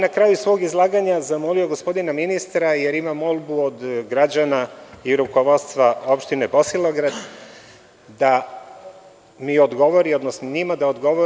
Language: Serbian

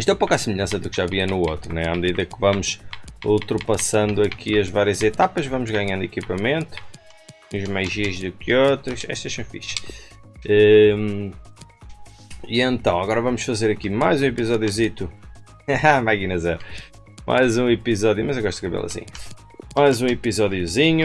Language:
Portuguese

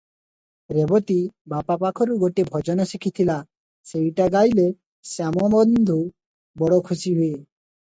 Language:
Odia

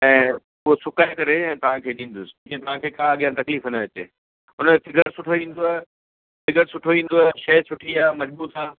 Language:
Sindhi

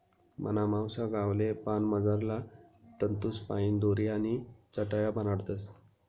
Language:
Marathi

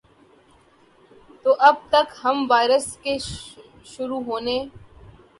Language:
Urdu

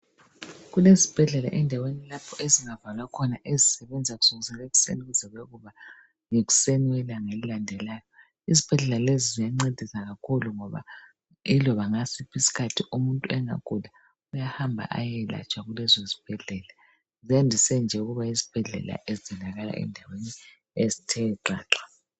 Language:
North Ndebele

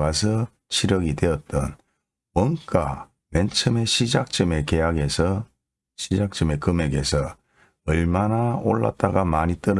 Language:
Korean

